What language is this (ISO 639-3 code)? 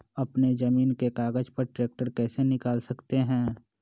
mag